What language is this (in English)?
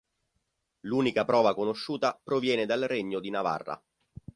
Italian